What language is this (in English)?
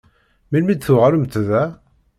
Kabyle